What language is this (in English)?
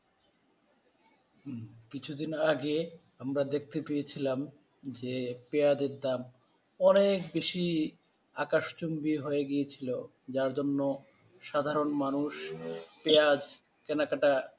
Bangla